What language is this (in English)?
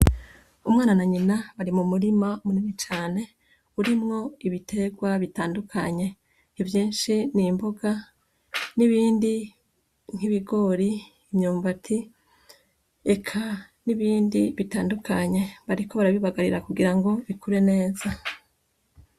Rundi